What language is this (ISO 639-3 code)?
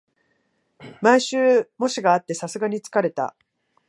jpn